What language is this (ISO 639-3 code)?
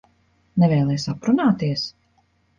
lav